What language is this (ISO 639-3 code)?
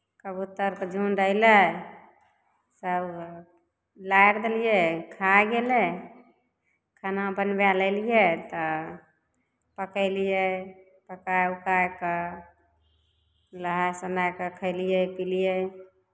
mai